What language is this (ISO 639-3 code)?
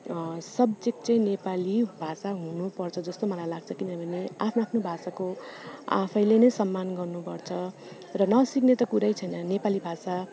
nep